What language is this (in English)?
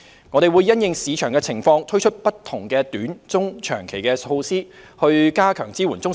Cantonese